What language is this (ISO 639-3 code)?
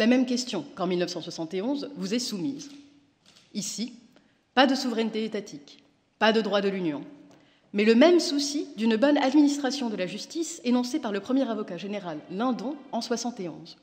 fra